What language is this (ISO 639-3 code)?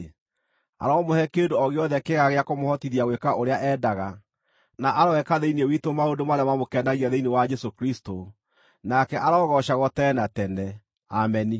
kik